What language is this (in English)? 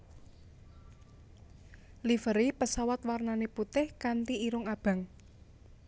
Javanese